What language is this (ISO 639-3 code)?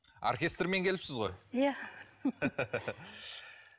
kaz